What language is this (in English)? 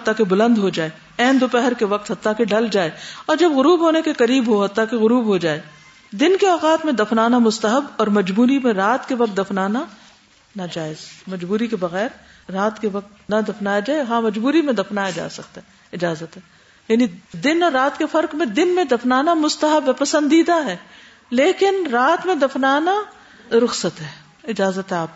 Urdu